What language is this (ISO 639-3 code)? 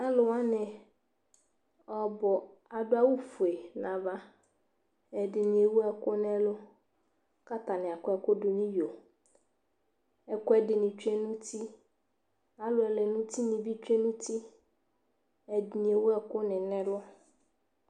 kpo